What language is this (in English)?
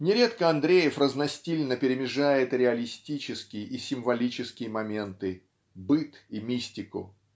Russian